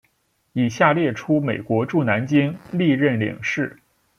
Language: Chinese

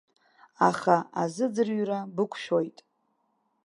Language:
Abkhazian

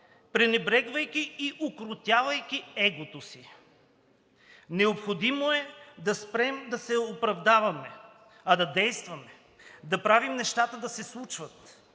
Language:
Bulgarian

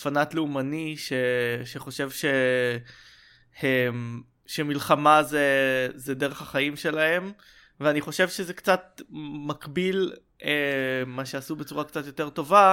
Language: Hebrew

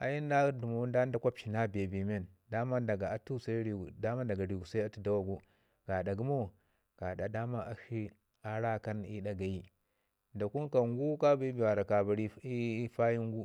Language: Ngizim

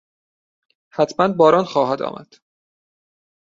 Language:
Persian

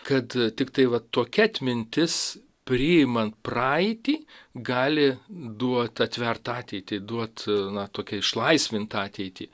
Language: Lithuanian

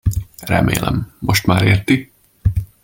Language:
Hungarian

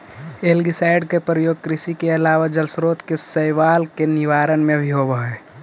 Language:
Magahi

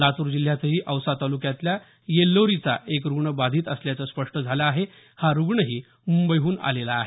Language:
Marathi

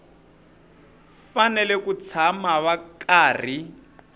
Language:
Tsonga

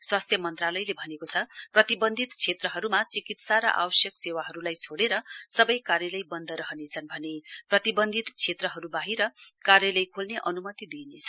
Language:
Nepali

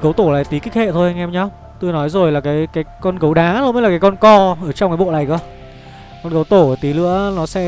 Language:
Vietnamese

